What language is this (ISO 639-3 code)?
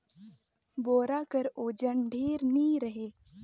hne